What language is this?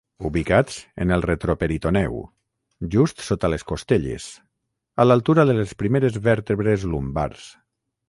Catalan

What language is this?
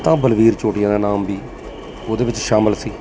Punjabi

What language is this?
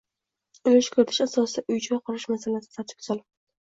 Uzbek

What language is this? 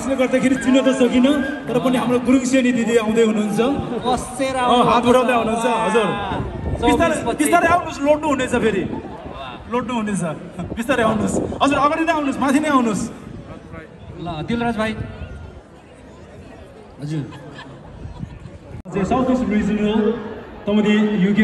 Hindi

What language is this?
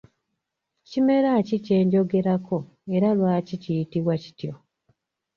Ganda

